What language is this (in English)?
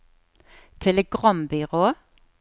Norwegian